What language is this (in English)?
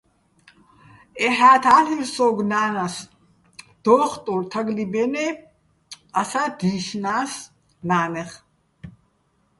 Bats